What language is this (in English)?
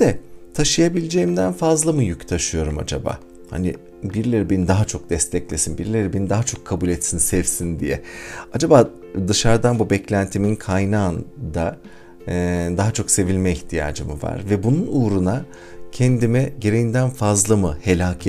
Turkish